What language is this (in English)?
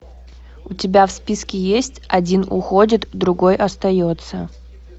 Russian